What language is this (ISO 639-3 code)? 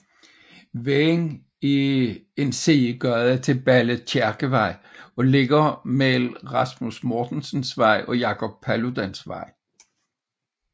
dan